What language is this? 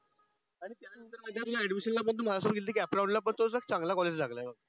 Marathi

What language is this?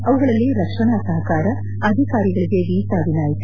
Kannada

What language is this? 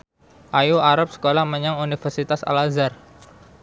Javanese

